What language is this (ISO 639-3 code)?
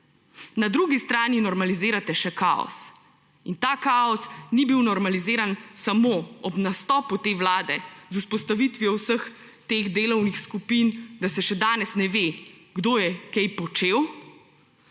slv